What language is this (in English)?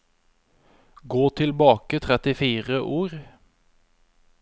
Norwegian